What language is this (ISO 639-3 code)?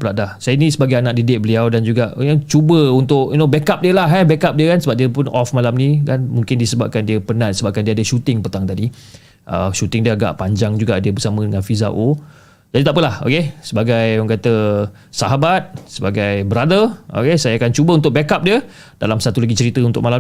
msa